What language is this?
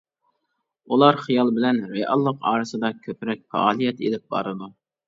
Uyghur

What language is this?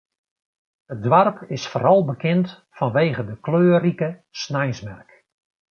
Western Frisian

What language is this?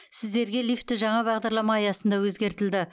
Kazakh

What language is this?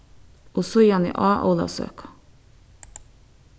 Faroese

